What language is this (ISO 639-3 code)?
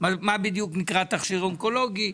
heb